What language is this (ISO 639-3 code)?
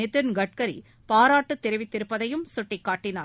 tam